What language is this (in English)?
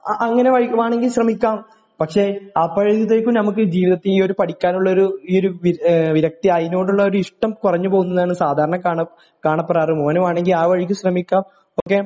Malayalam